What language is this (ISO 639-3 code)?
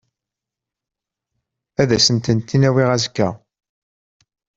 kab